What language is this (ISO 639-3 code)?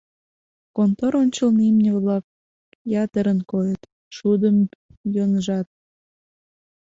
chm